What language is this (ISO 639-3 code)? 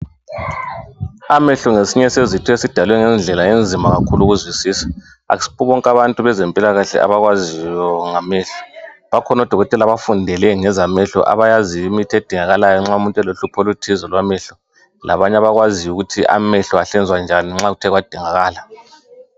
nde